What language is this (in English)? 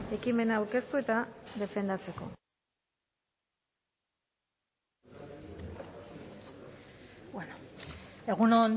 Basque